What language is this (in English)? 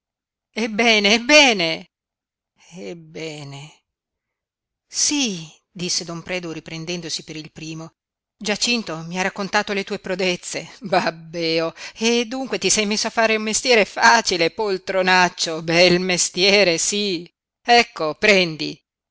Italian